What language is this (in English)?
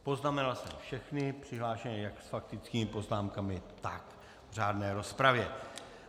Czech